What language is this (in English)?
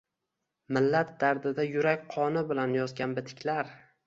Uzbek